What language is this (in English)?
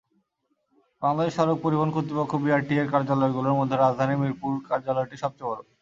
Bangla